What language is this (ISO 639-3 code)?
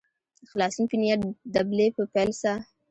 pus